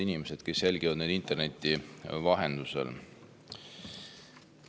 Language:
Estonian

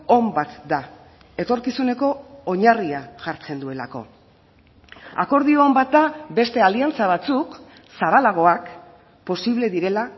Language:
Basque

